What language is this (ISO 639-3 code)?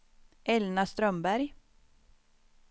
swe